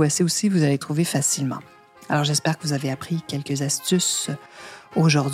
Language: French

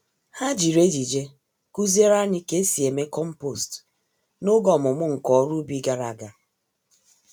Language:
Igbo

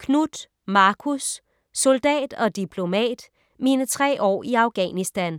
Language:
Danish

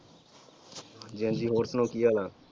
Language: Punjabi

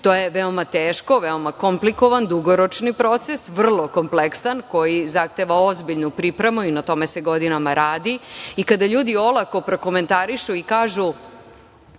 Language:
Serbian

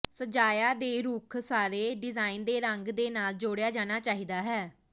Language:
Punjabi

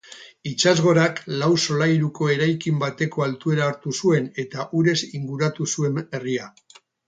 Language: Basque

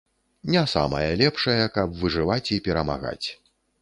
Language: Belarusian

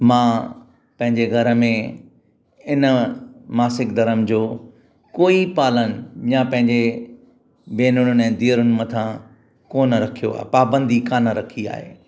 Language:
Sindhi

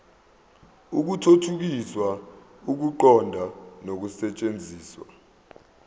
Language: Zulu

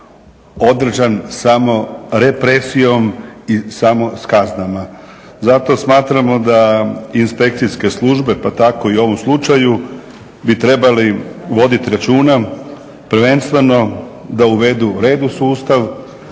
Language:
Croatian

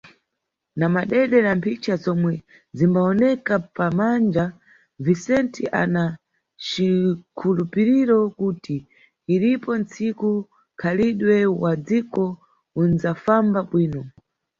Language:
Nyungwe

